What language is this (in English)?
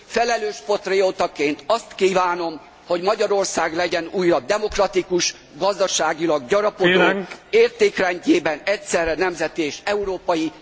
Hungarian